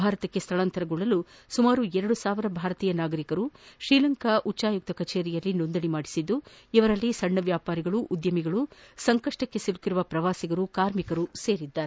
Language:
Kannada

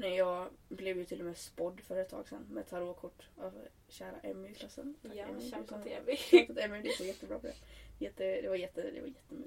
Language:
Swedish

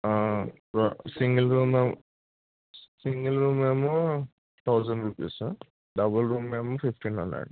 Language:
Telugu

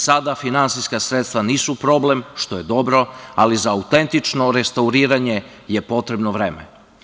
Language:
Serbian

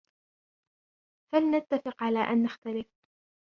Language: Arabic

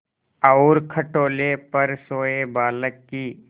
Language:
Hindi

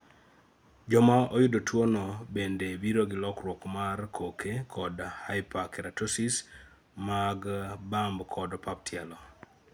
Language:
Luo (Kenya and Tanzania)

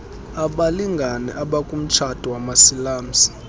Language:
Xhosa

